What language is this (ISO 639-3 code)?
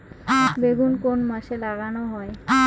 ben